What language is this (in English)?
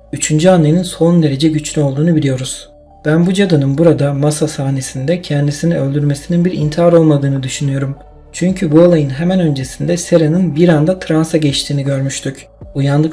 Turkish